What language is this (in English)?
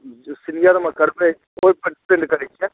Maithili